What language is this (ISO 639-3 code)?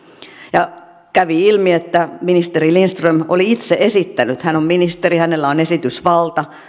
fin